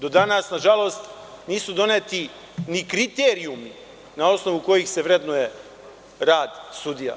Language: Serbian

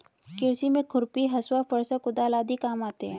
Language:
Hindi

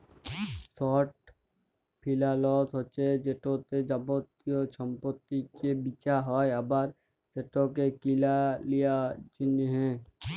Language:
Bangla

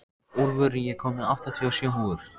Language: Icelandic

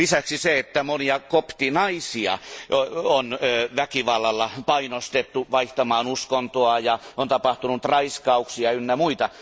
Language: Finnish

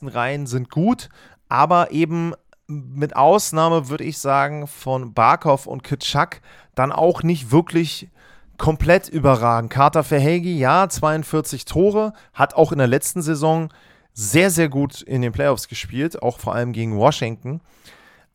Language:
German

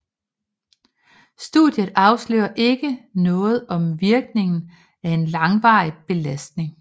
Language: Danish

